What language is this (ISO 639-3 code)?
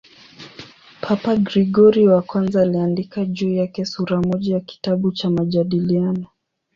swa